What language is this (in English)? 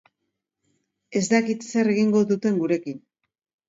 Basque